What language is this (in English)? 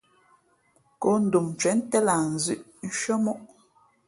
Fe'fe'